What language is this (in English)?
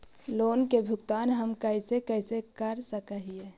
Magahi